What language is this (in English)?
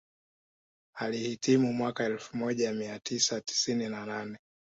Swahili